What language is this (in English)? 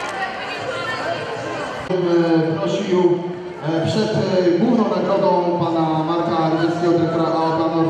Polish